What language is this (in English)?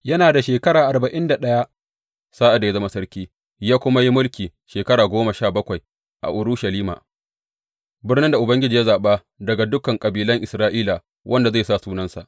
Hausa